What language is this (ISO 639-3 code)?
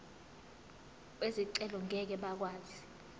zul